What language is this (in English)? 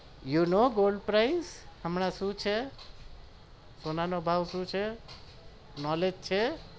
Gujarati